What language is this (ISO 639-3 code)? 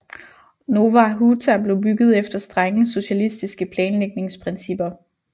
dan